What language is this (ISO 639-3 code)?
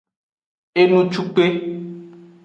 ajg